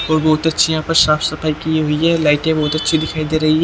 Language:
Hindi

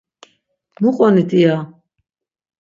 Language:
Laz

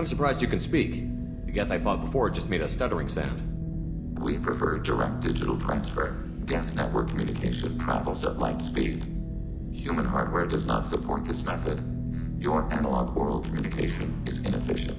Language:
English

